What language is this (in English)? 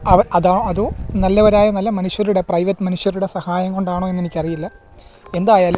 Malayalam